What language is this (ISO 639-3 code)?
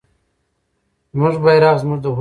pus